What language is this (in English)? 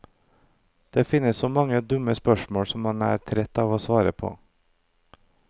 Norwegian